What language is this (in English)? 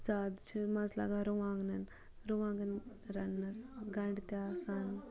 Kashmiri